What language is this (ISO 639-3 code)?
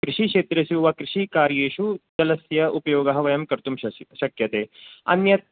san